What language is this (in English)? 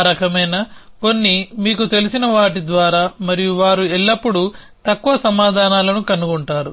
Telugu